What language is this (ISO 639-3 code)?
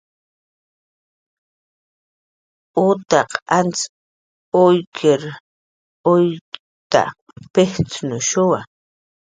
jqr